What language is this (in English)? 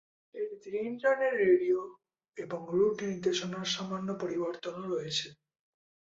Bangla